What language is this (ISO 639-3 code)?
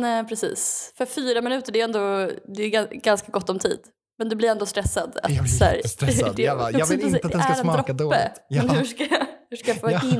swe